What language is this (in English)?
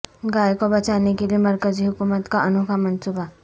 Urdu